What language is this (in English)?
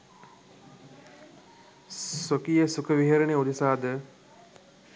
Sinhala